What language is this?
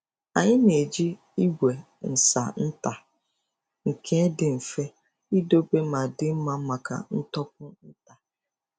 Igbo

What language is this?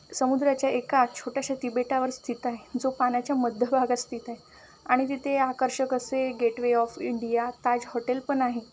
Marathi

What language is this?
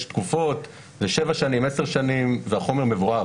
Hebrew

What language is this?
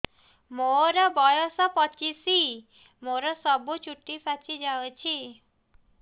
Odia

